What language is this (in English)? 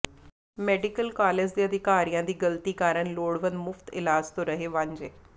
Punjabi